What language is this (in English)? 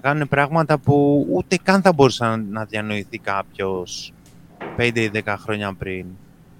Greek